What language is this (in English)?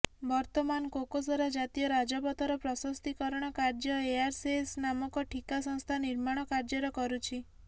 Odia